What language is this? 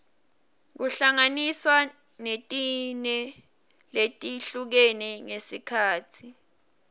Swati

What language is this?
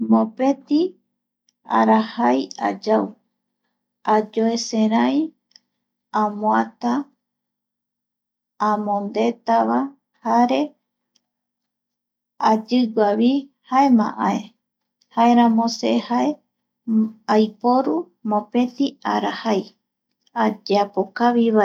Eastern Bolivian Guaraní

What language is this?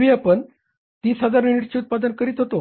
Marathi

